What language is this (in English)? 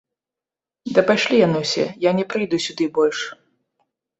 Belarusian